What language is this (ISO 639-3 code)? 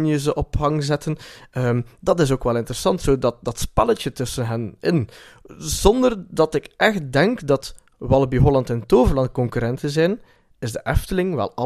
nld